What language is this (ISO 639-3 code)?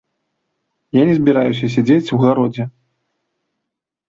bel